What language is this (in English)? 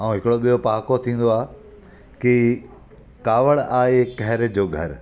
Sindhi